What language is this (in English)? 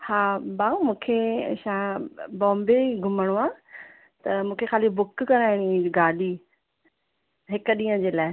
Sindhi